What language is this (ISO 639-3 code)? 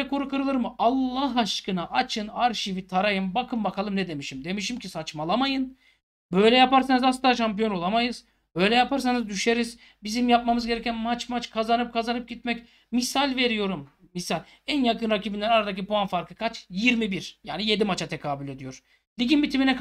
tur